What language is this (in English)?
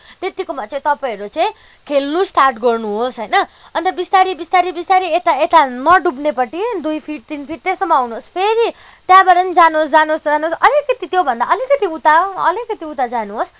Nepali